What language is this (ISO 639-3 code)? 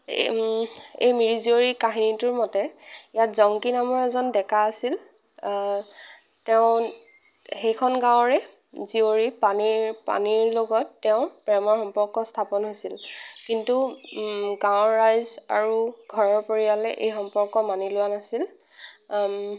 asm